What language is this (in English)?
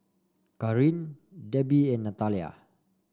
English